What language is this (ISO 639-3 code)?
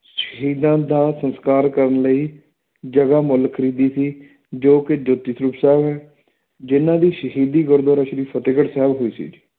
pan